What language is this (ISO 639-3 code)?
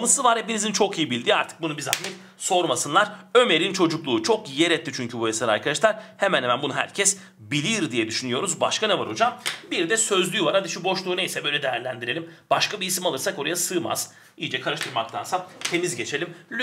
tur